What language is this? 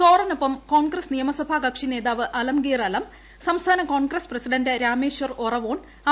Malayalam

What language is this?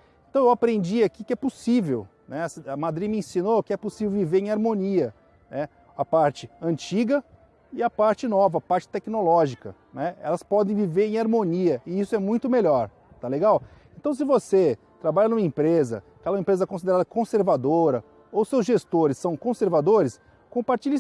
Portuguese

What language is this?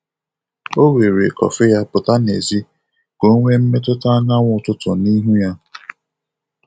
Igbo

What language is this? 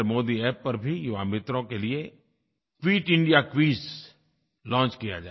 Hindi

